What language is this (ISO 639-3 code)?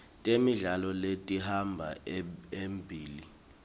ssw